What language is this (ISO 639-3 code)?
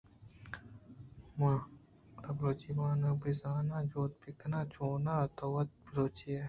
bgp